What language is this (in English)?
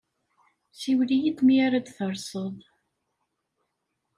Kabyle